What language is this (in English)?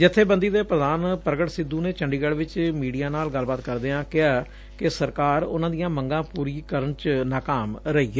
Punjabi